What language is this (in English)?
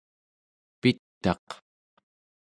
Central Yupik